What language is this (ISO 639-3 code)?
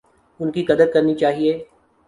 urd